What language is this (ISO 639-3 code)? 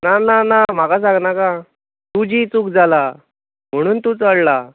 kok